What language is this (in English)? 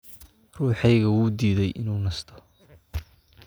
Somali